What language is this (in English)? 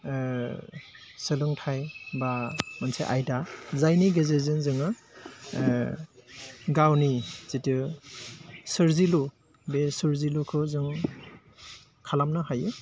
Bodo